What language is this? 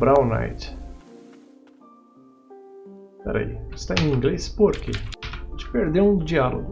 Portuguese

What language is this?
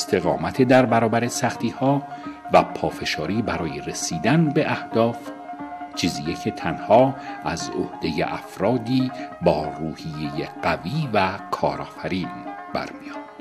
Persian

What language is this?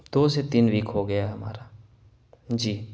Urdu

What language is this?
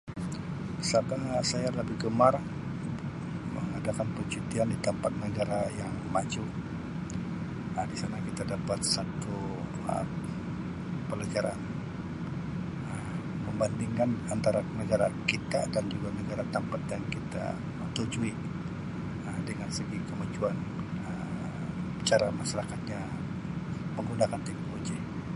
Sabah Malay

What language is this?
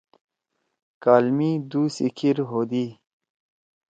Torwali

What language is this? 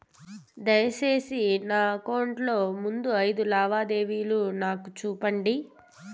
Telugu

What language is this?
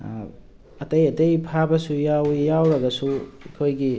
Manipuri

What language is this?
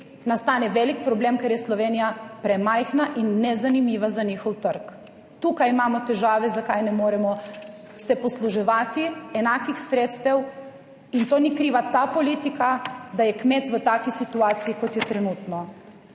Slovenian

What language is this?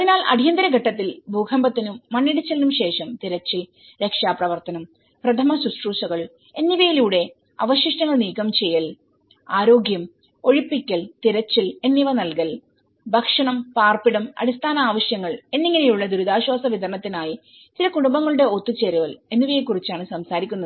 Malayalam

